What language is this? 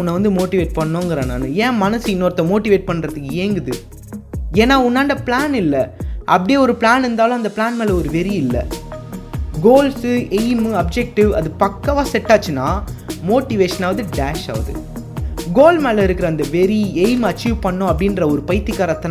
Tamil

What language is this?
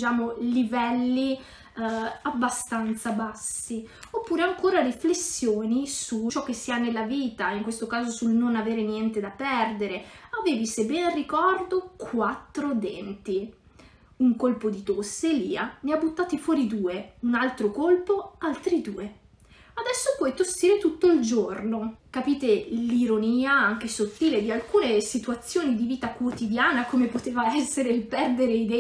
Italian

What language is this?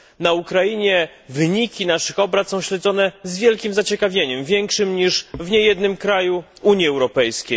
Polish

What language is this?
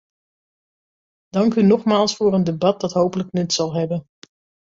Dutch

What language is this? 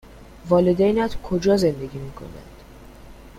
Persian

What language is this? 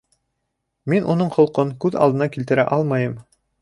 Bashkir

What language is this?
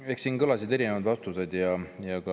Estonian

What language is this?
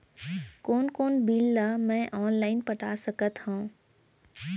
Chhattisgarhi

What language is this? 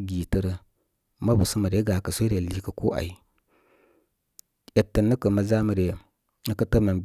Koma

